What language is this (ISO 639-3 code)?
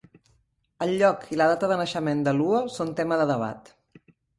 cat